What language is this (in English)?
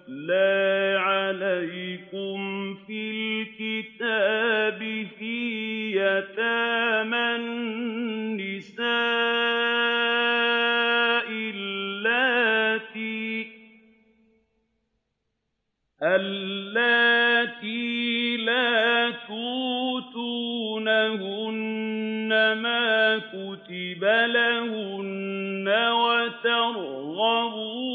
Arabic